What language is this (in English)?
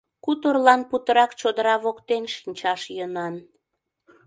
Mari